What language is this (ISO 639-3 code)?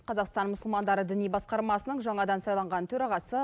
kaz